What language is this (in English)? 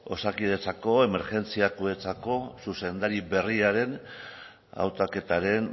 Basque